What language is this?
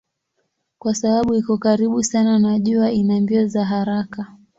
Swahili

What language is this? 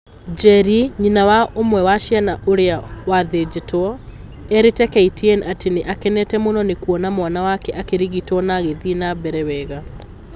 Kikuyu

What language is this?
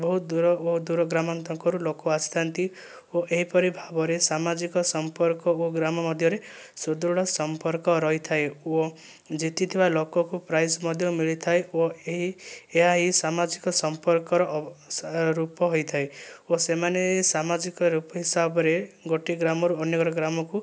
Odia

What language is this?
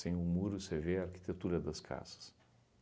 Portuguese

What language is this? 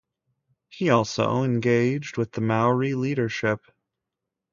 English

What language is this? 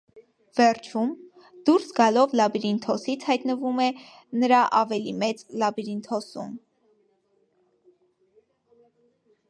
Armenian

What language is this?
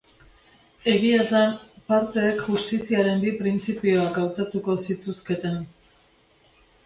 Basque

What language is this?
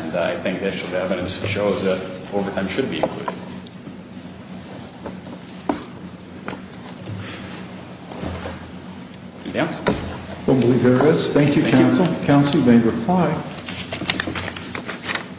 English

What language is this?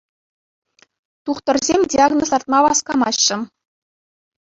Chuvash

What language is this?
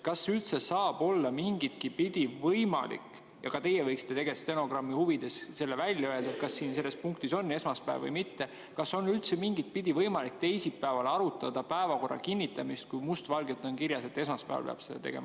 Estonian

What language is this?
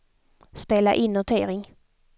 Swedish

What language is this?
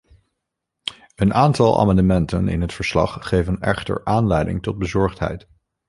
Dutch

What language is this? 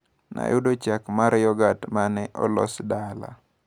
Luo (Kenya and Tanzania)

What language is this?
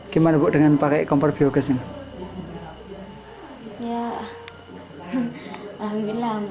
Indonesian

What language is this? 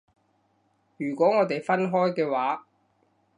Cantonese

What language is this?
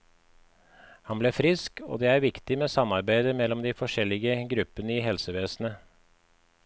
Norwegian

